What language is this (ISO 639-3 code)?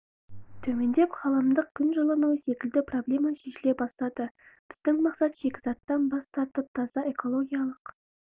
kaz